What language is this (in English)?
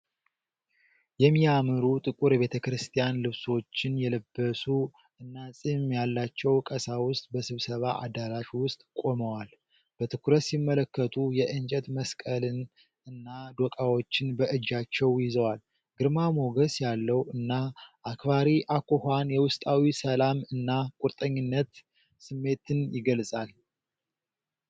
Amharic